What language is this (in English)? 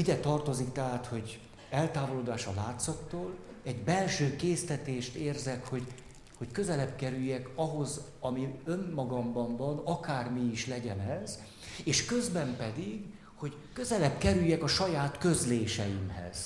Hungarian